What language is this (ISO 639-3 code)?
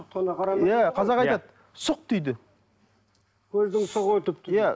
kaz